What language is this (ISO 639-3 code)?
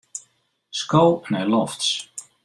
fry